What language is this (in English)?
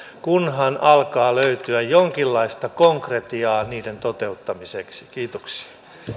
Finnish